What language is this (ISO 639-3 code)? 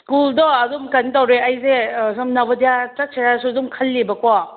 mni